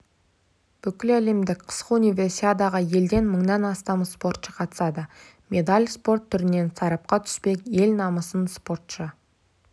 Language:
Kazakh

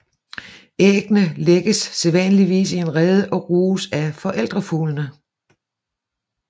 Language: Danish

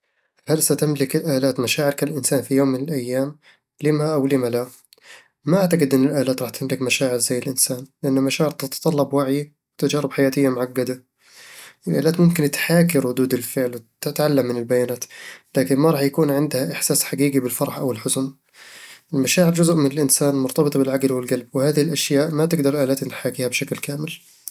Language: Eastern Egyptian Bedawi Arabic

